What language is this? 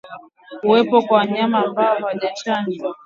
Swahili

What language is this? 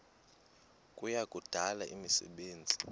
Xhosa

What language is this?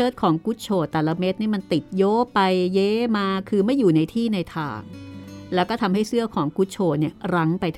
Thai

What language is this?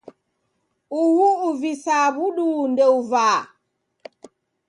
Taita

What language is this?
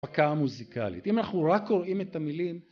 Hebrew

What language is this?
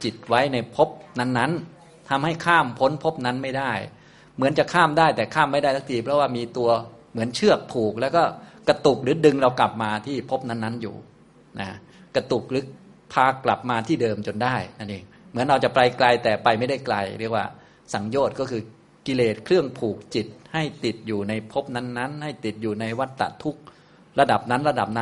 Thai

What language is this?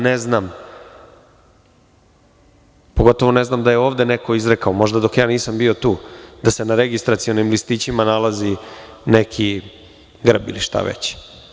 Serbian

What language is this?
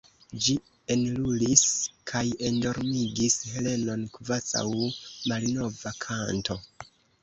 Esperanto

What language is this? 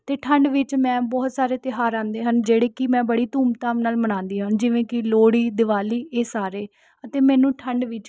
Punjabi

